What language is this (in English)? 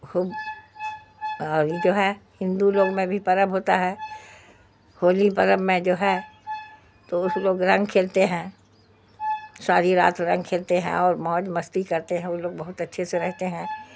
Urdu